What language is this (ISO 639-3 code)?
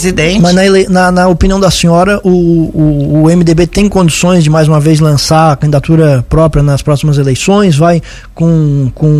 por